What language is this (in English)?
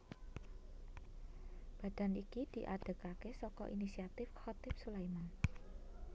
Javanese